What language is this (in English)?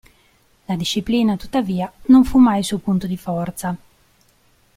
Italian